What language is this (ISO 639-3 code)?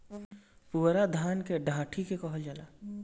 bho